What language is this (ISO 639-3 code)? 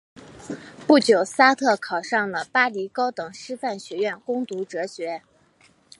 zho